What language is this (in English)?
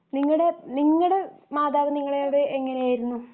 Malayalam